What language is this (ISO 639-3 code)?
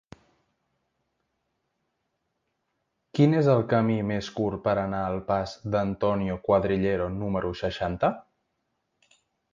cat